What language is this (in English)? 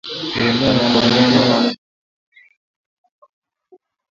Swahili